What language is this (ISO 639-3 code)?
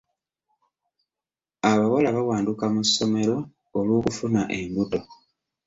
lug